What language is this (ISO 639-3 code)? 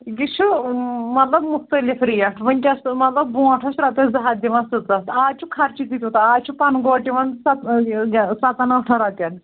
kas